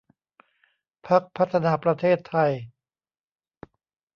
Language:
Thai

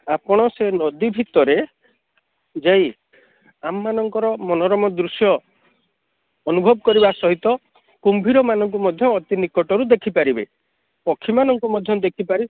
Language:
Odia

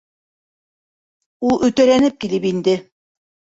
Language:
Bashkir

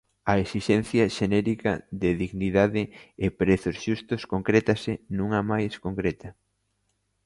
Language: Galician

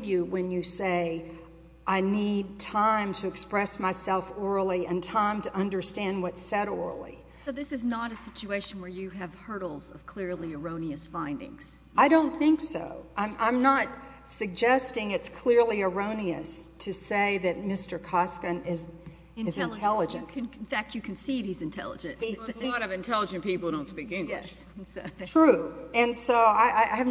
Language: English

